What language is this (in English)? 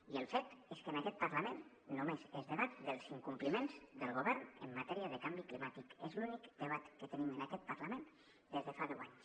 Catalan